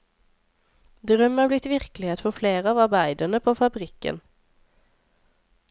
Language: Norwegian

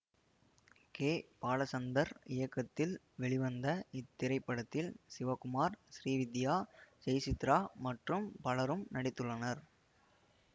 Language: Tamil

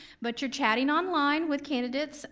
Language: English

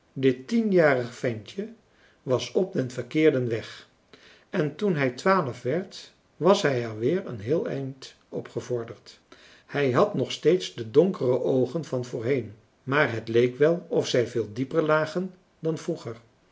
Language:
Dutch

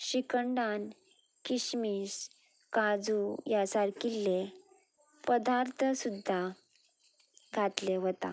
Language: Konkani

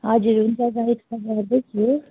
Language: Nepali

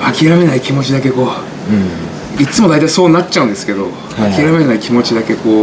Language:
Japanese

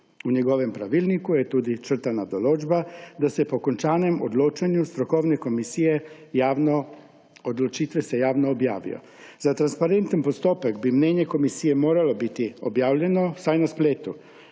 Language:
Slovenian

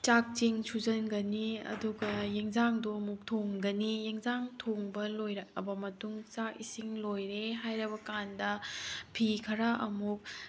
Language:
Manipuri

